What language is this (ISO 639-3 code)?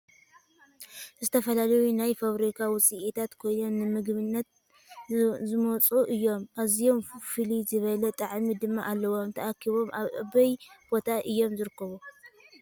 tir